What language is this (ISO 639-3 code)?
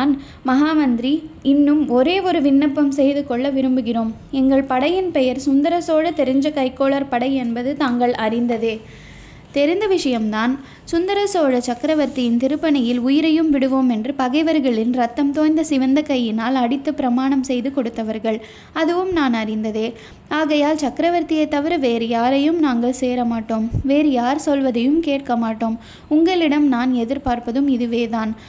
tam